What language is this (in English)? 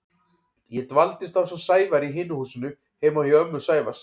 Icelandic